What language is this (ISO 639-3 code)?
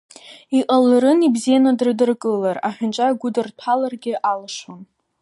abk